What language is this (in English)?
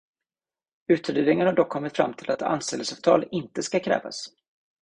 Swedish